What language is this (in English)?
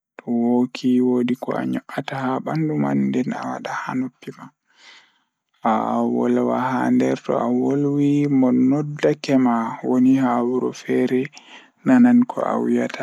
Fula